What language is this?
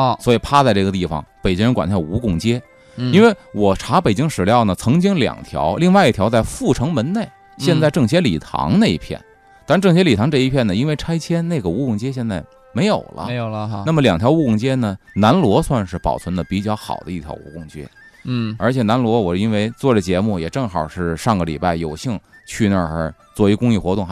Chinese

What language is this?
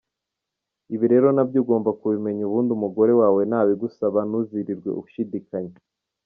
Kinyarwanda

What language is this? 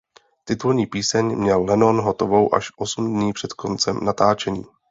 Czech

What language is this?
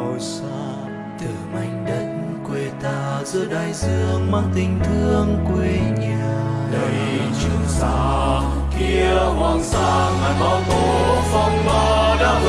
Vietnamese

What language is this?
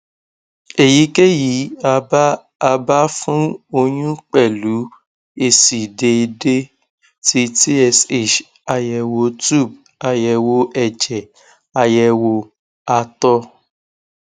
Yoruba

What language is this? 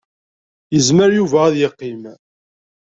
Kabyle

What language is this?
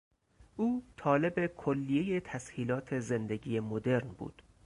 Persian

